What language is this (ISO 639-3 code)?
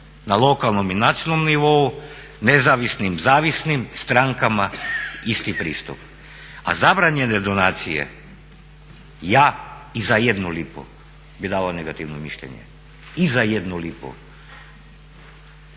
hrv